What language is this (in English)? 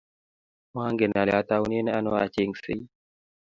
Kalenjin